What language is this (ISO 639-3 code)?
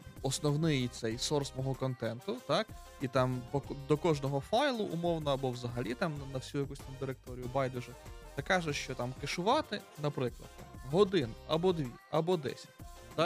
ukr